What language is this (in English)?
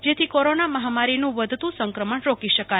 Gujarati